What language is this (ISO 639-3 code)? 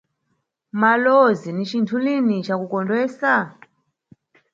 nyu